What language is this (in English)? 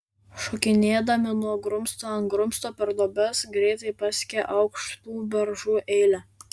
Lithuanian